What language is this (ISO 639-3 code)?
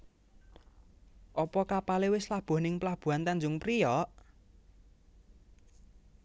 jav